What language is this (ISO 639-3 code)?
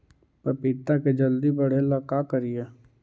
mag